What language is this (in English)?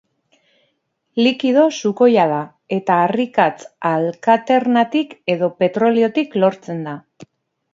Basque